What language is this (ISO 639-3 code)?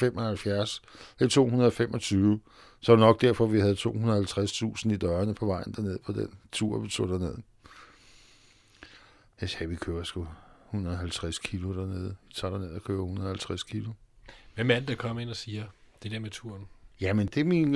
dan